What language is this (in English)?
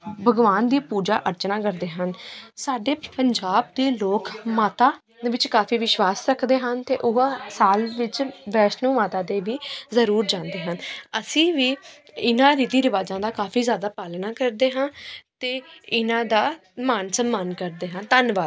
Punjabi